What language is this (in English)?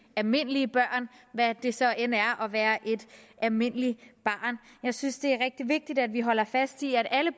Danish